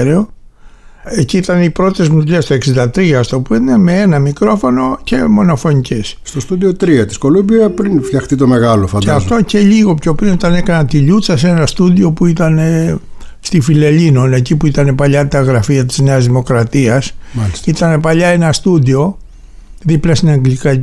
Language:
Greek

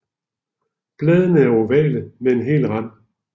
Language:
Danish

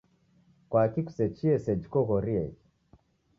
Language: Taita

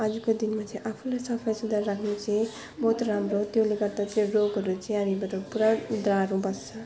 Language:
Nepali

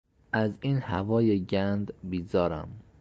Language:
Persian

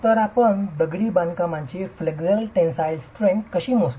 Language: Marathi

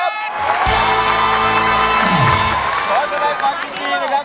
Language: Thai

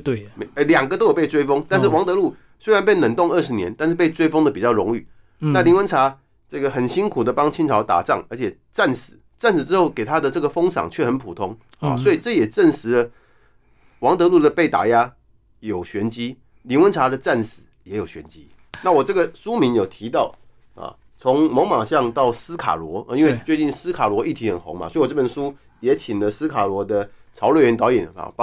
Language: Chinese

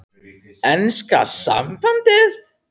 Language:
Icelandic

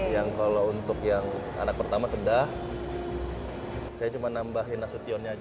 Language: Indonesian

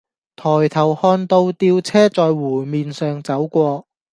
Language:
Cantonese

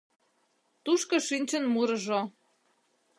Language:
Mari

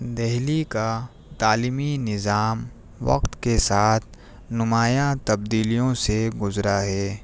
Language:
Urdu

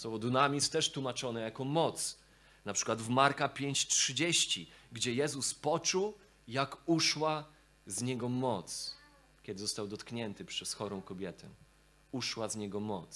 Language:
Polish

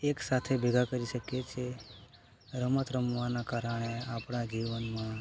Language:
Gujarati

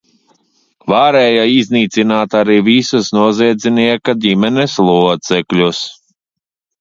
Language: Latvian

